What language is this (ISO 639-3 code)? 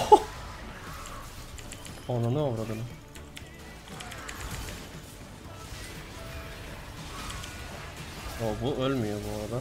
tur